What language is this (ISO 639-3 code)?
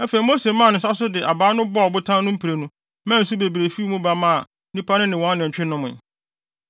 aka